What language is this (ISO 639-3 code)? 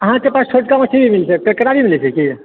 mai